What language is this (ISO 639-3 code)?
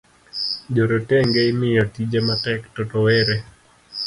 luo